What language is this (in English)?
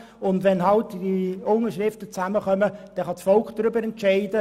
Swiss German